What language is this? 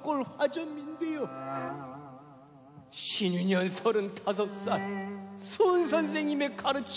Korean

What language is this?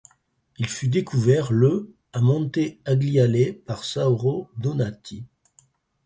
French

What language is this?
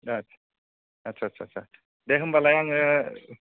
Bodo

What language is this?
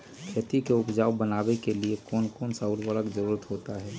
Magahi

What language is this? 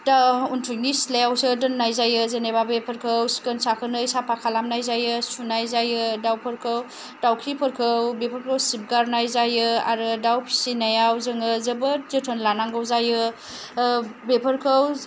Bodo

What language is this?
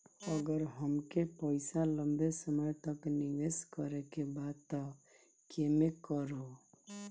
Bhojpuri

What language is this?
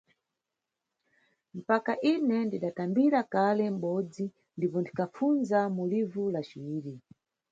Nyungwe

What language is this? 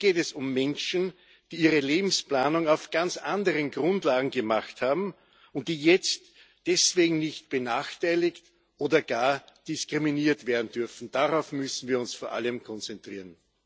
German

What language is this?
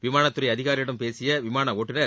Tamil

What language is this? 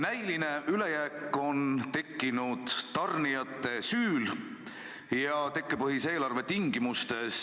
Estonian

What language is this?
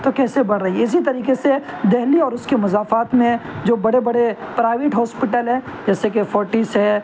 Urdu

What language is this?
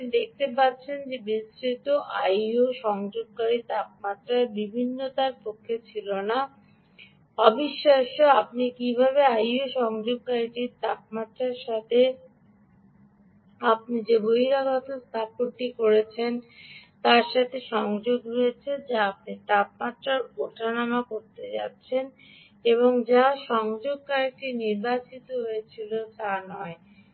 Bangla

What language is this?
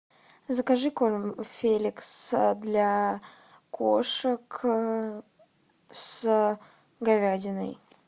Russian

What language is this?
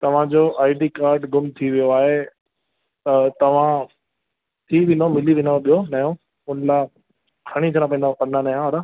Sindhi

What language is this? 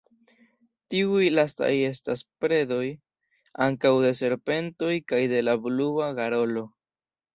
Esperanto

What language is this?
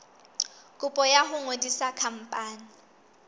Southern Sotho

